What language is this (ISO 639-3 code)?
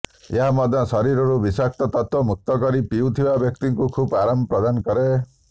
ori